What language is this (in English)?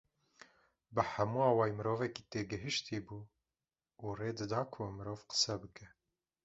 Kurdish